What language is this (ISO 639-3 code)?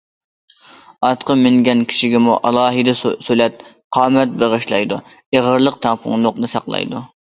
uig